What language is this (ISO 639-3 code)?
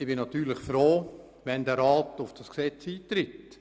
gsw